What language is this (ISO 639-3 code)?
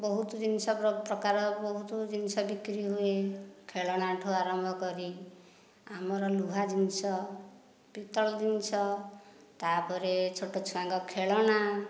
ori